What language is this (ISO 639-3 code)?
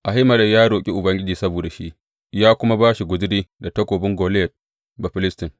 hau